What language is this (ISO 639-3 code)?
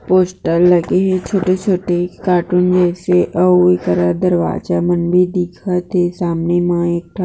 hne